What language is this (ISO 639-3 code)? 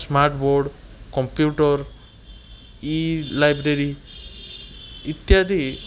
ori